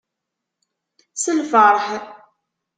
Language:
Kabyle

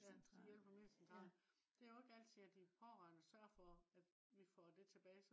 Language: Danish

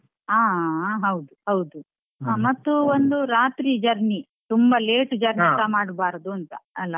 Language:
Kannada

